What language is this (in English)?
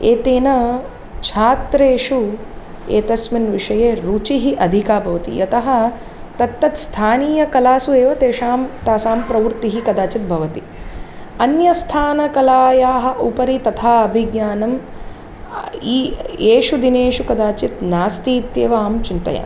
Sanskrit